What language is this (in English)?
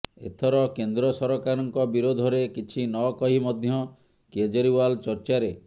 Odia